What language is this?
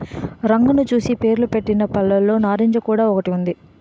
Telugu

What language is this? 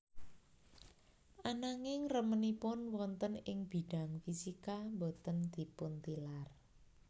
Javanese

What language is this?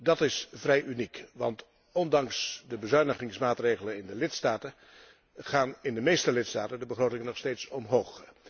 Dutch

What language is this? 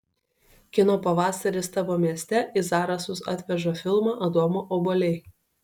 Lithuanian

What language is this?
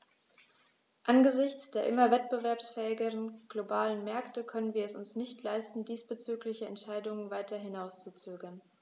German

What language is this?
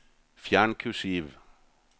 Norwegian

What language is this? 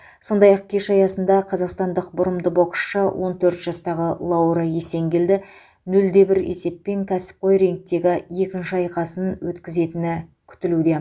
Kazakh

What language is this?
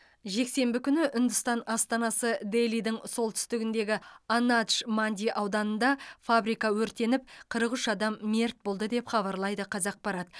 Kazakh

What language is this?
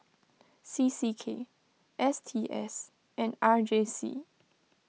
English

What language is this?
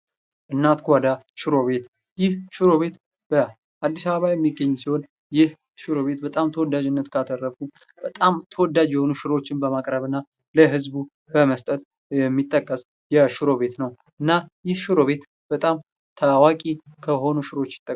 Amharic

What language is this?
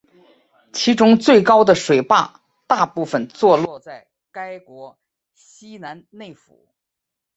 Chinese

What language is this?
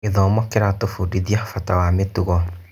Kikuyu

